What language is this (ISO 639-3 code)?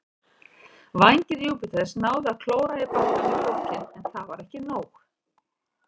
isl